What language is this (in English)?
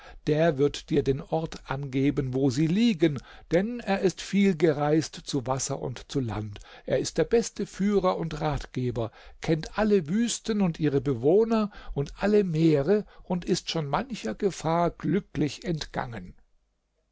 German